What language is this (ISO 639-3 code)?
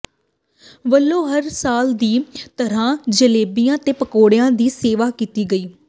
pan